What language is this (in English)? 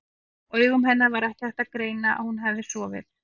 Icelandic